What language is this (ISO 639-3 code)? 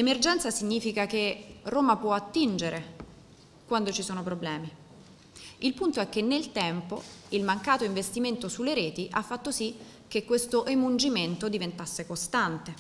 ita